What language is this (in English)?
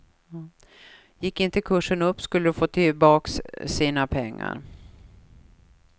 Swedish